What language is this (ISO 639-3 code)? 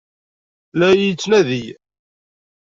kab